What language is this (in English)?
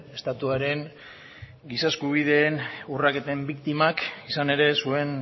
Basque